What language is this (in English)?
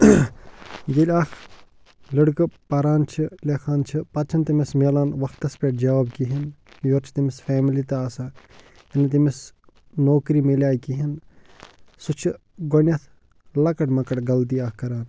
Kashmiri